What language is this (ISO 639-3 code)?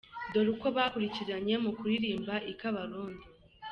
kin